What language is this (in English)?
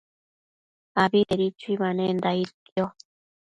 Matsés